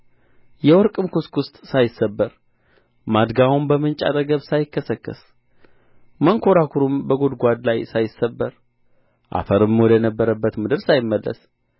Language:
Amharic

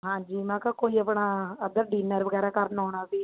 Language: Punjabi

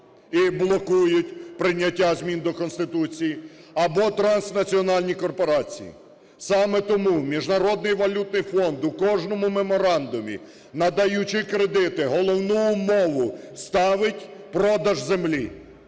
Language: Ukrainian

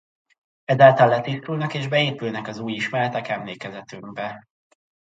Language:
Hungarian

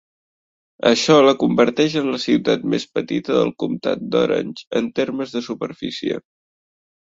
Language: Catalan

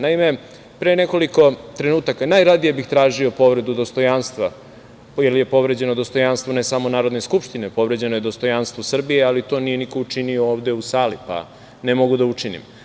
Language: Serbian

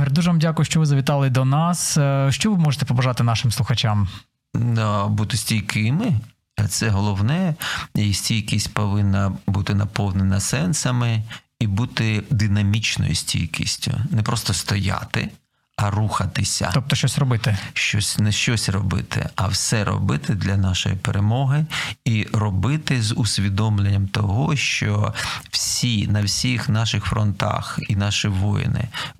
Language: Ukrainian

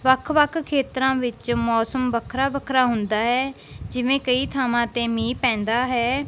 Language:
Punjabi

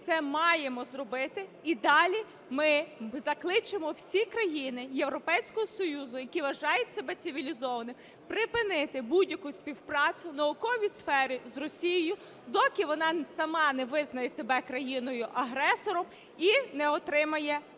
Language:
Ukrainian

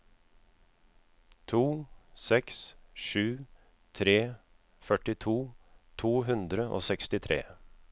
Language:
Norwegian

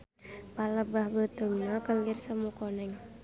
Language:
Sundanese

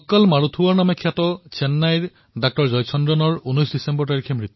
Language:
Assamese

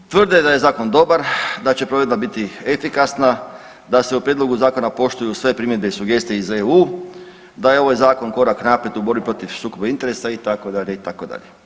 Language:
Croatian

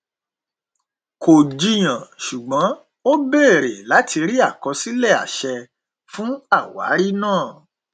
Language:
Yoruba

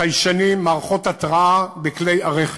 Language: Hebrew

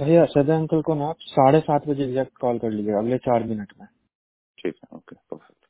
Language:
Hindi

